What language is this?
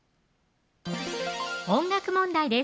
Japanese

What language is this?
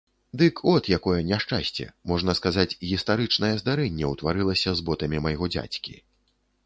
Belarusian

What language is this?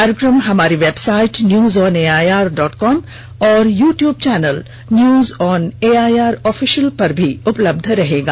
Hindi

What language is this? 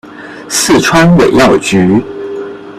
Chinese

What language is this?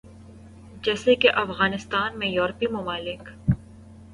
Urdu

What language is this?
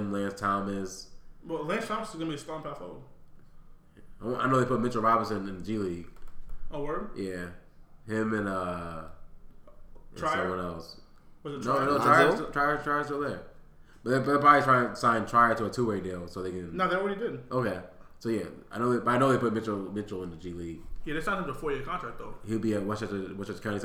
English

